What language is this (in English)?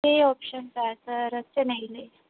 Punjabi